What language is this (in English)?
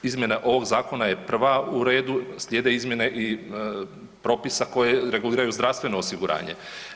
Croatian